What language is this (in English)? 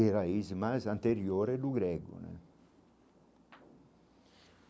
Portuguese